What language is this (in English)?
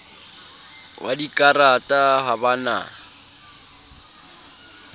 Southern Sotho